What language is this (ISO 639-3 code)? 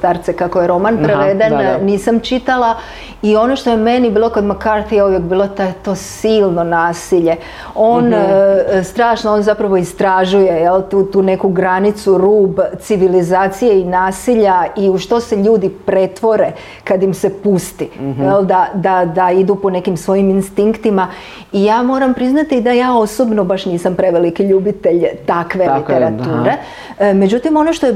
hrv